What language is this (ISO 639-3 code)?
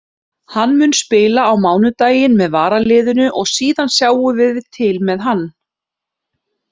isl